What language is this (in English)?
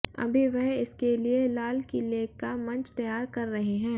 Hindi